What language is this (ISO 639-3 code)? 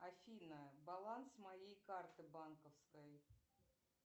rus